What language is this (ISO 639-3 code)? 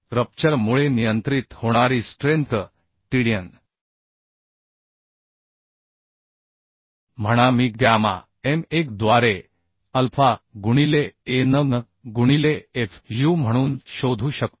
mar